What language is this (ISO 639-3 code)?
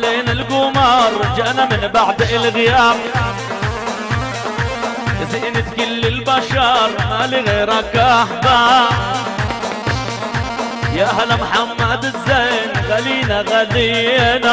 ara